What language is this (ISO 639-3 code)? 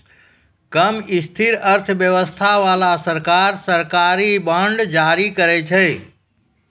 mai